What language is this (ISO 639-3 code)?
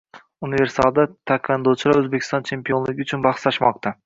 uzb